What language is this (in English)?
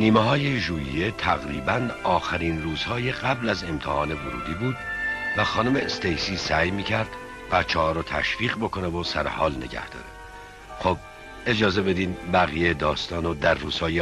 Persian